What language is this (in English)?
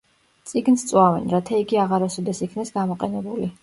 Georgian